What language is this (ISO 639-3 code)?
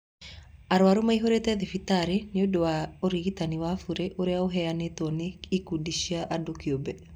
kik